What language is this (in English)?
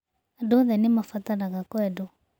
Kikuyu